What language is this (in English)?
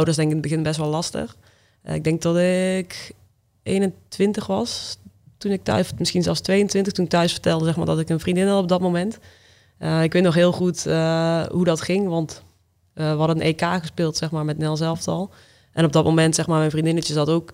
Dutch